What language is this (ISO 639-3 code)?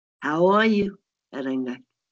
cym